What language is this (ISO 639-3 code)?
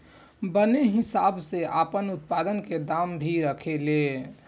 bho